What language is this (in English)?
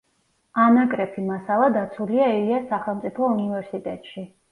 Georgian